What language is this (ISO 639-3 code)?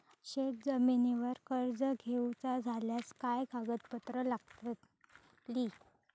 mar